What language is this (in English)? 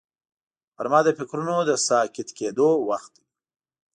Pashto